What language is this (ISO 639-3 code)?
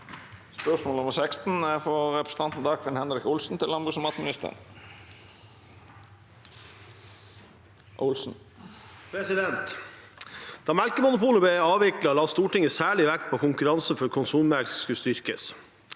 nor